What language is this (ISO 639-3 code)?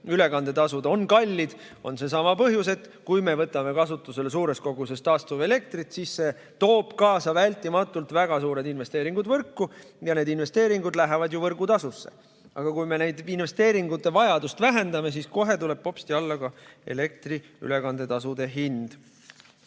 est